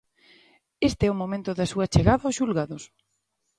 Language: Galician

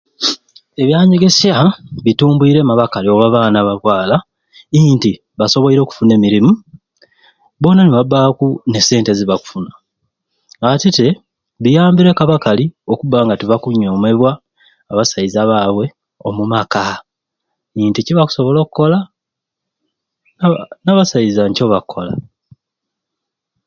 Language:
Ruuli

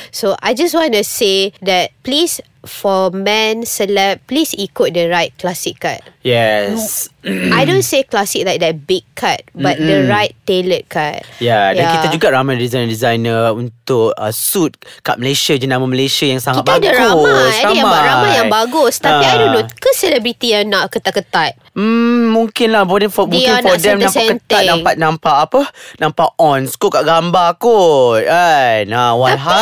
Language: Malay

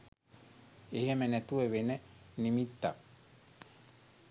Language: Sinhala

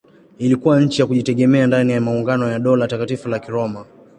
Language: Swahili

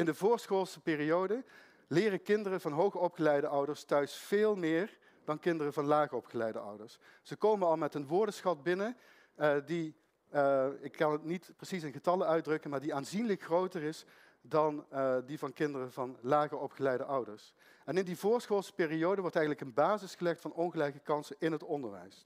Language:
Dutch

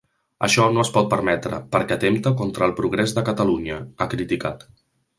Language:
Catalan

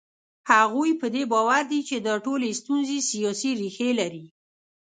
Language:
Pashto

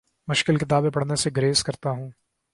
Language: Urdu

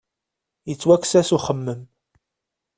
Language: Kabyle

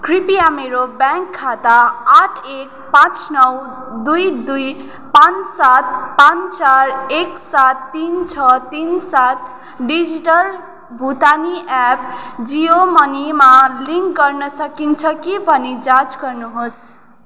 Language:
Nepali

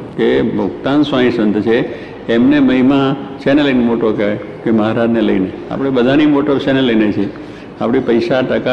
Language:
Gujarati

